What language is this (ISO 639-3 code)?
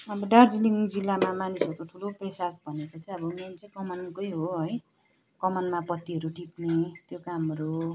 nep